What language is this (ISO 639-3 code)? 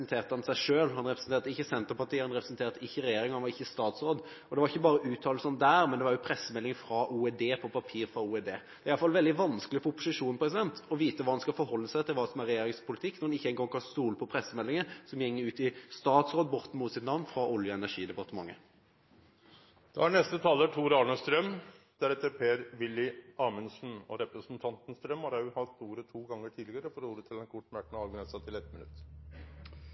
nor